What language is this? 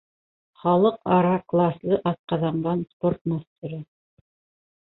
Bashkir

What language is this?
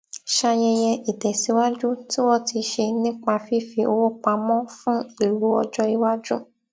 Yoruba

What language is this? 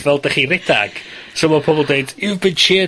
Welsh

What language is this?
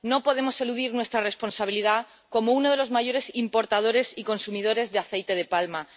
Spanish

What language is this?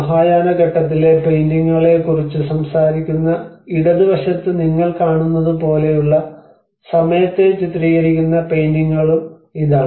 Malayalam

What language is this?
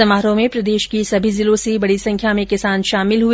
Hindi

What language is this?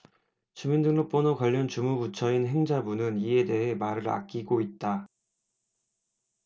Korean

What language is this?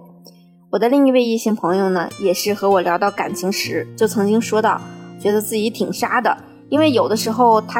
Chinese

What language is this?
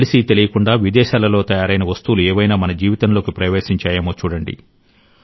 Telugu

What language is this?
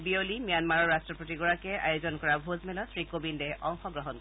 Assamese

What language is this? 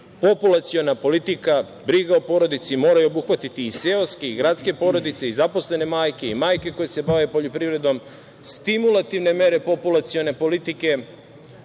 Serbian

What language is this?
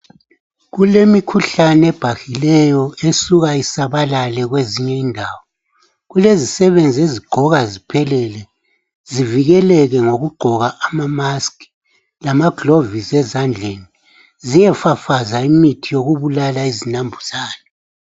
North Ndebele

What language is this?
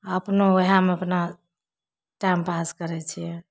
Maithili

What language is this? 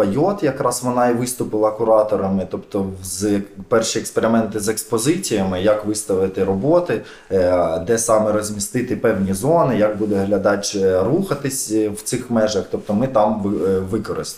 Ukrainian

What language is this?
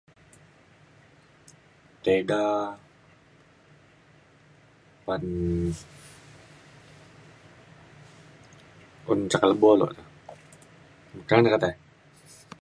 Mainstream Kenyah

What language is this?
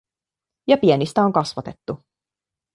Finnish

